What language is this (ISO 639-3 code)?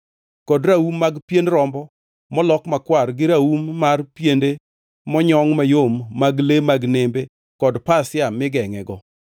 luo